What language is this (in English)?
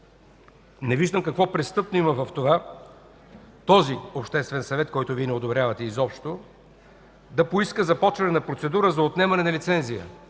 Bulgarian